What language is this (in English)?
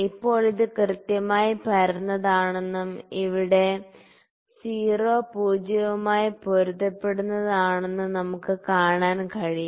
Malayalam